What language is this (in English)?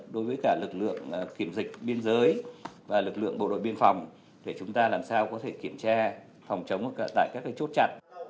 Vietnamese